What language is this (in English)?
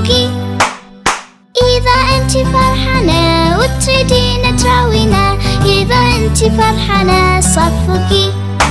Vietnamese